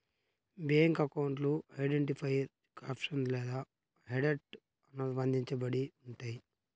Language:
Telugu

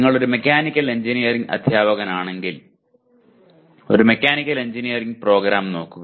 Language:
Malayalam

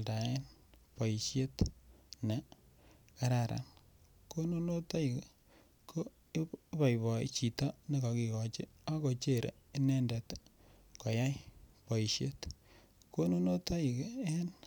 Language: Kalenjin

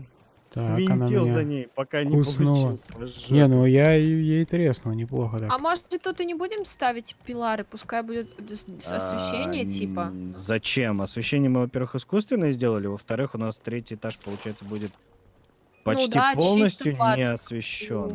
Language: Russian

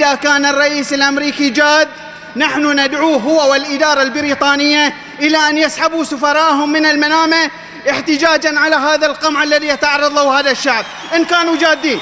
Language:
Arabic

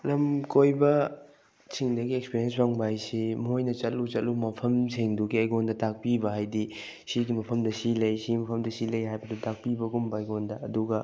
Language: Manipuri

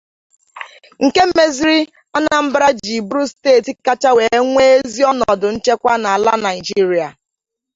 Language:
Igbo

